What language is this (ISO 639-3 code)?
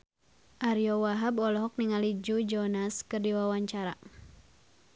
sun